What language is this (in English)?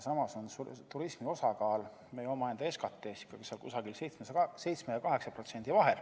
Estonian